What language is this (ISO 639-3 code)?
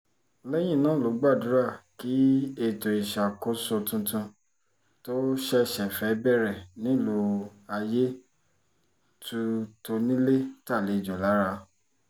yor